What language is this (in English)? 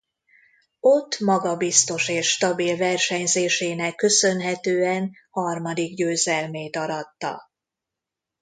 Hungarian